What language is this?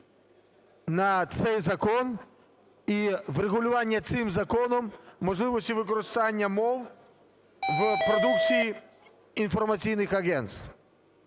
Ukrainian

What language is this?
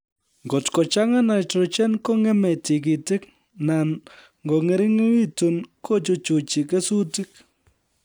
Kalenjin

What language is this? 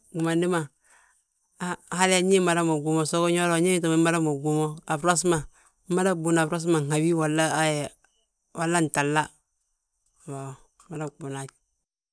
Balanta-Ganja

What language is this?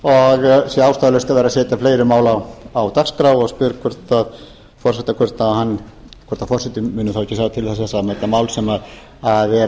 Icelandic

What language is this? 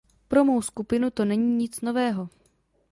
Czech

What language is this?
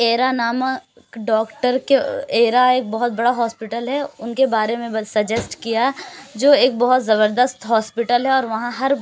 Urdu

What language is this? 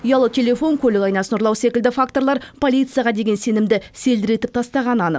Kazakh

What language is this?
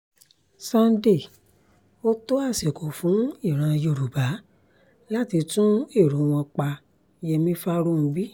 Yoruba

